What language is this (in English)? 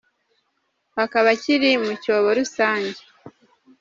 Kinyarwanda